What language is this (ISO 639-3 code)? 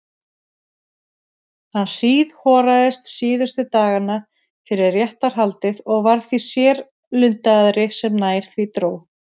isl